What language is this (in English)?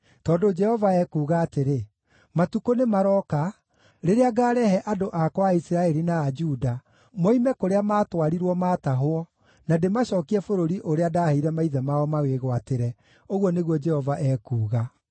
Kikuyu